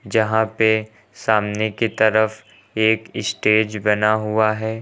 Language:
Hindi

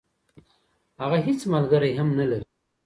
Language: Pashto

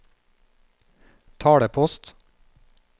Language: Norwegian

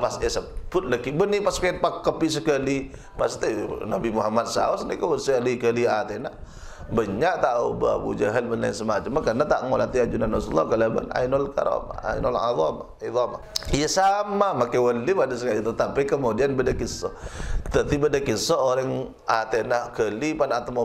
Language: Malay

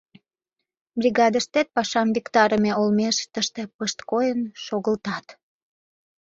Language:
Mari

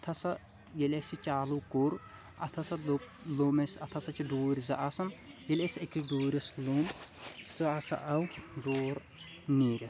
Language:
Kashmiri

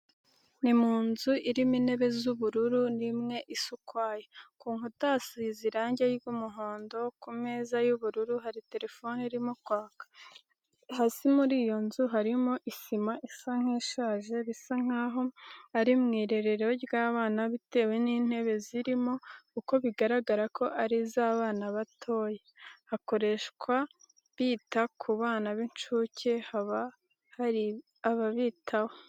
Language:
Kinyarwanda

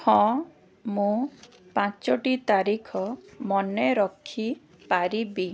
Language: Odia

